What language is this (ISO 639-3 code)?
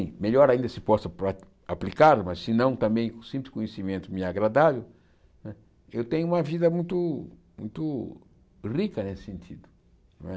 por